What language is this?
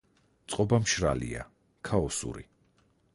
Georgian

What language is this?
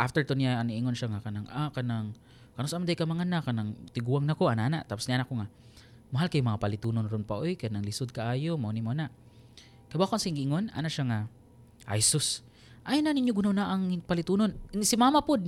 Filipino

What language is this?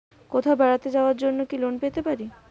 Bangla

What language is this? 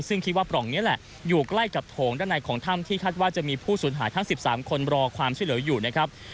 Thai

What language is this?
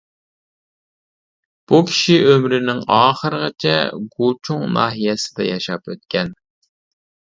Uyghur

